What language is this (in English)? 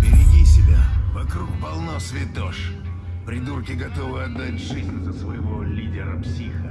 Russian